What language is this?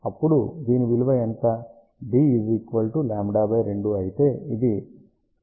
Telugu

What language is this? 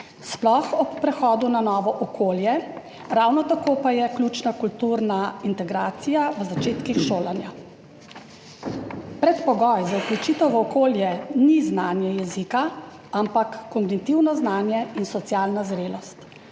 Slovenian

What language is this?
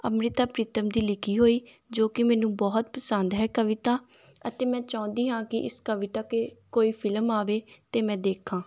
Punjabi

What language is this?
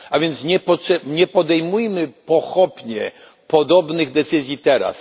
Polish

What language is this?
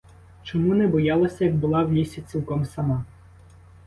Ukrainian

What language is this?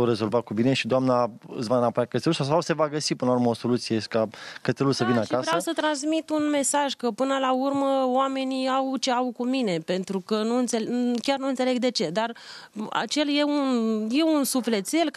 Romanian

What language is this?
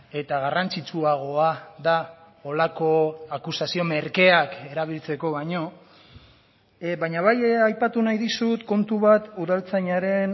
Basque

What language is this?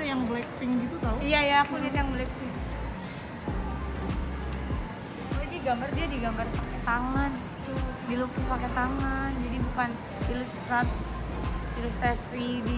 Indonesian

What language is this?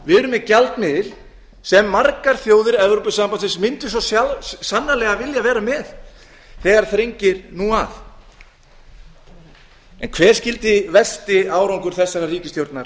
Icelandic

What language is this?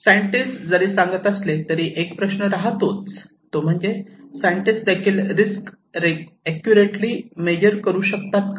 Marathi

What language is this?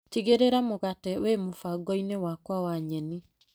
Kikuyu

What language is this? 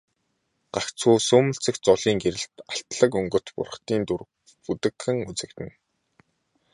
Mongolian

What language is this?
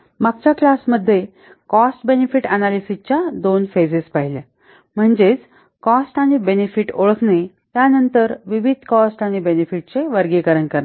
Marathi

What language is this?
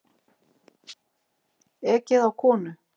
Icelandic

